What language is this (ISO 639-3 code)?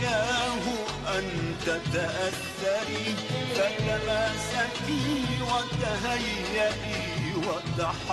ara